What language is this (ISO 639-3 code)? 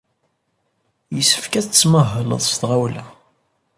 kab